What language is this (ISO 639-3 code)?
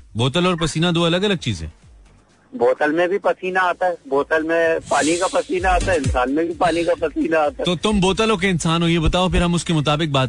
hin